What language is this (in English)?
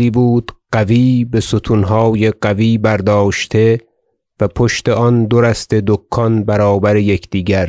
Persian